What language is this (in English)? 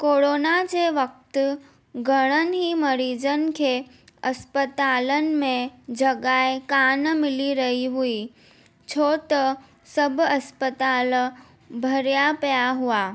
Sindhi